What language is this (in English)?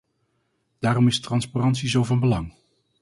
Dutch